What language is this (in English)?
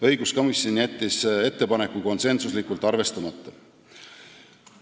Estonian